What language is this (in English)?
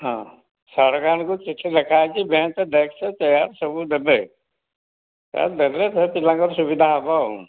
Odia